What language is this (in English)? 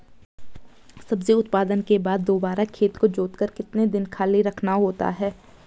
Hindi